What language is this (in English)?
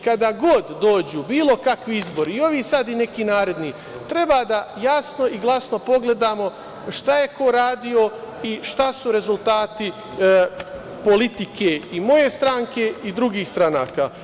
Serbian